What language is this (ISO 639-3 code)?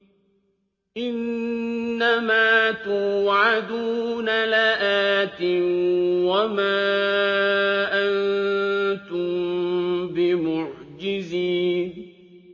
ara